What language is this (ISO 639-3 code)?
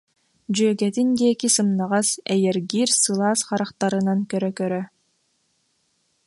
sah